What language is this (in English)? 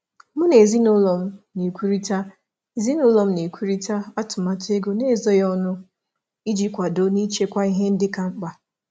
Igbo